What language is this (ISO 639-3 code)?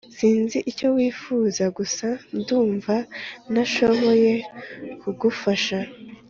kin